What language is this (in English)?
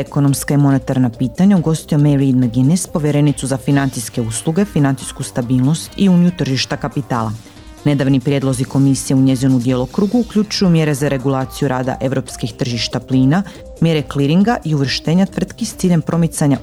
Croatian